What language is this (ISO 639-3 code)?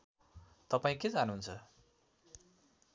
nep